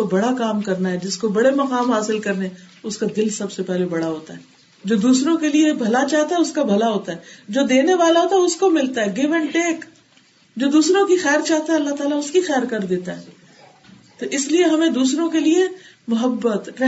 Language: Urdu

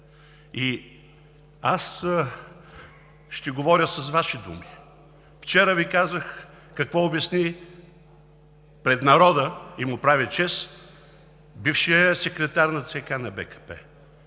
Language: Bulgarian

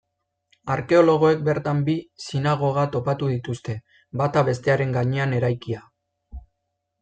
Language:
Basque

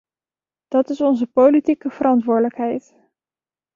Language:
Dutch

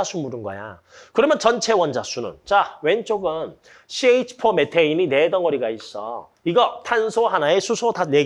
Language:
Korean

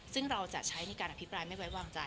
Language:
Thai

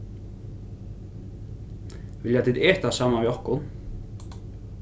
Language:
Faroese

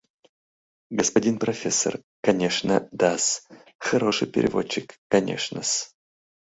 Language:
Mari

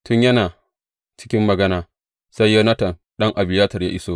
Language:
Hausa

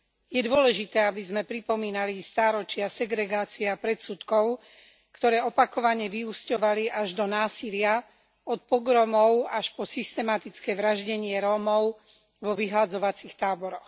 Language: Slovak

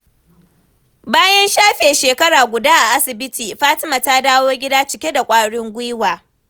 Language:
Hausa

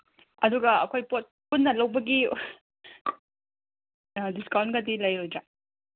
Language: Manipuri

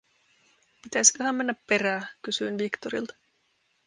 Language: Finnish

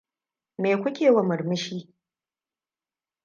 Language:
Hausa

